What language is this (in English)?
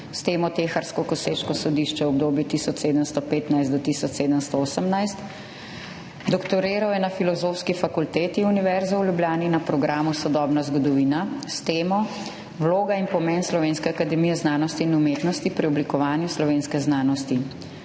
Slovenian